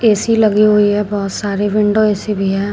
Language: Hindi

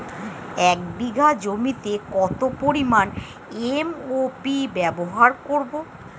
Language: Bangla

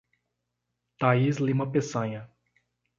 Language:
Portuguese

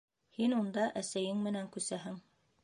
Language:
Bashkir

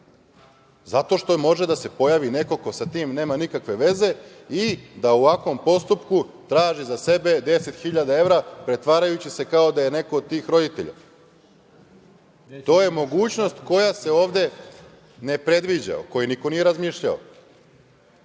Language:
Serbian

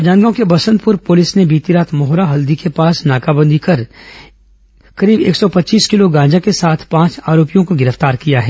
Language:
Hindi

